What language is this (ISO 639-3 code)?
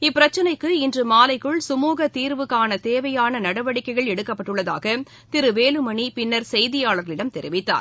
tam